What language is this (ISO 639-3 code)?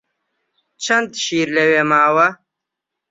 ckb